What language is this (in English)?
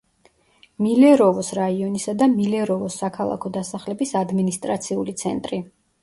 Georgian